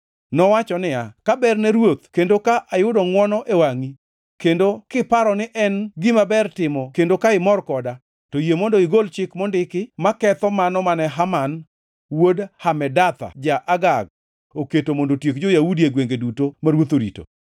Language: Luo (Kenya and Tanzania)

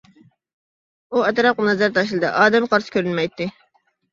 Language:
Uyghur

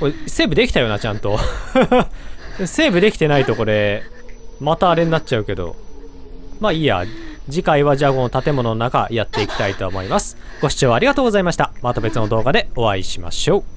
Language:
Japanese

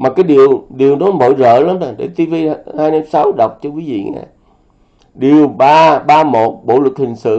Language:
Vietnamese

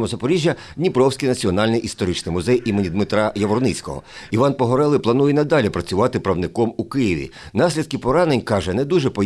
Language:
Ukrainian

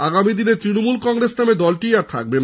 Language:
Bangla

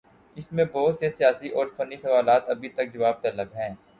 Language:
Urdu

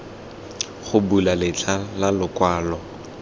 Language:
Tswana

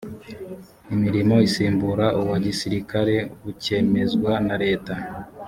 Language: Kinyarwanda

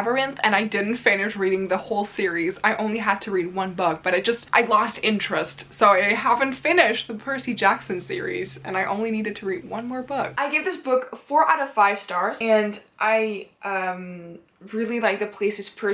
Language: English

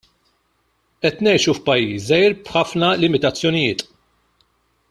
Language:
Maltese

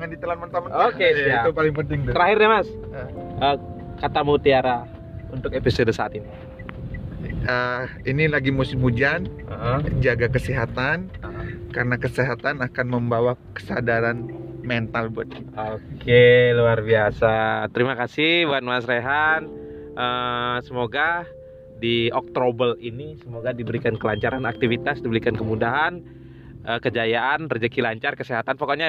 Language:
Indonesian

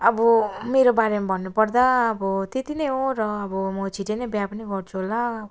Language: Nepali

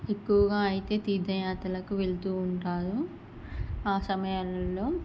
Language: Telugu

